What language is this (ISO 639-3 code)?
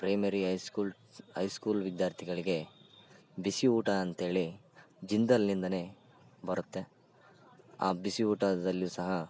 kan